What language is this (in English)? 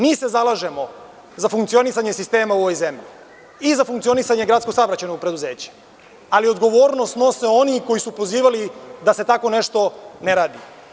Serbian